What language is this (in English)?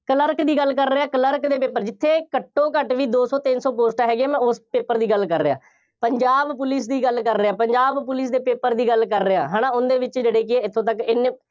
Punjabi